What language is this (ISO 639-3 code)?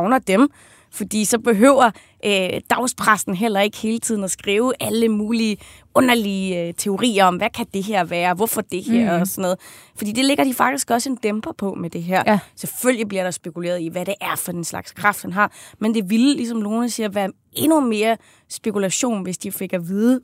dan